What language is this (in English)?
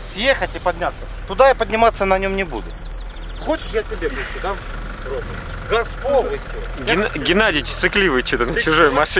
Russian